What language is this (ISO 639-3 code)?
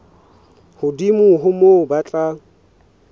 sot